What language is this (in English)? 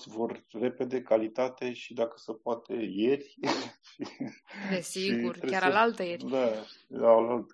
Romanian